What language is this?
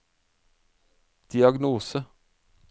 Norwegian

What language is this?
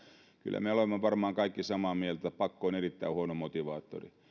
Finnish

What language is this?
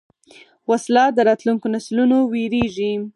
Pashto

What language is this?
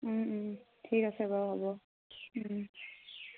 Assamese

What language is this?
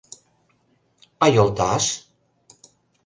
Mari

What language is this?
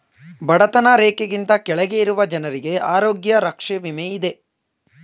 Kannada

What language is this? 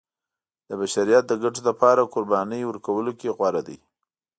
Pashto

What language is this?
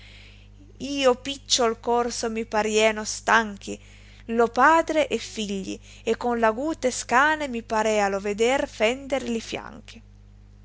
Italian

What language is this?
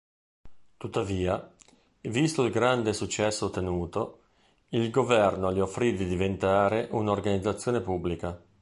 Italian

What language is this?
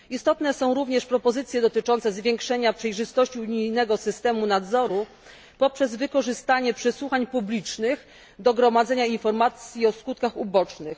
Polish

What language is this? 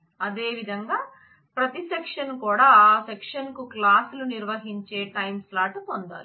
Telugu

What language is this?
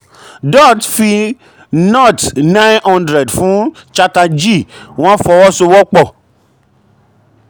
Yoruba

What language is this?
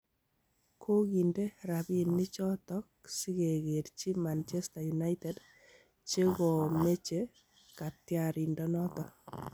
Kalenjin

